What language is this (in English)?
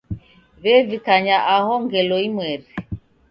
Taita